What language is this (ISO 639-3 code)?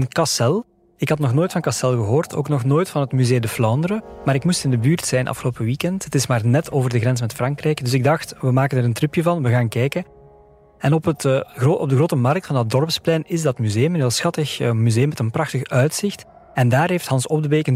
nld